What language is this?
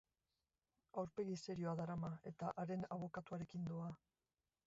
Basque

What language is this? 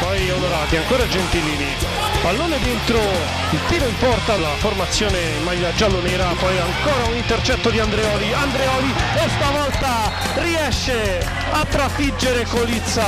Italian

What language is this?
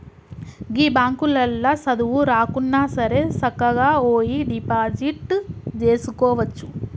Telugu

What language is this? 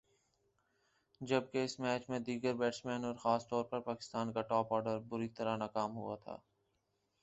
Urdu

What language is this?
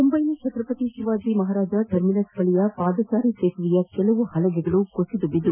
Kannada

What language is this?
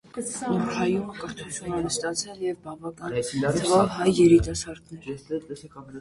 Armenian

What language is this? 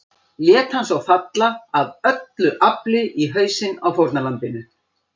Icelandic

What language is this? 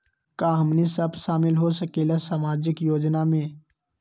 Magahi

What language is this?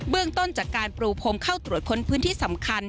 Thai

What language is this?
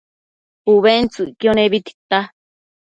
Matsés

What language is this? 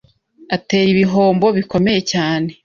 Kinyarwanda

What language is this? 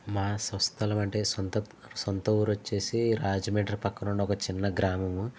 Telugu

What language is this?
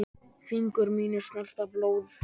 Icelandic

